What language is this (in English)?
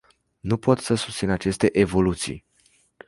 Romanian